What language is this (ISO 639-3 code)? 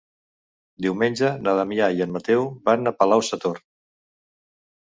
cat